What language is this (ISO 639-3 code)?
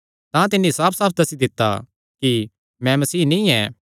xnr